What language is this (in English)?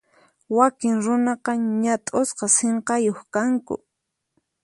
Puno Quechua